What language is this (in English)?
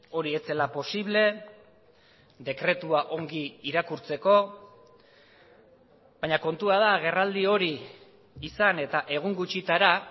Basque